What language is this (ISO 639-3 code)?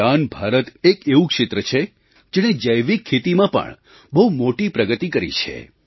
guj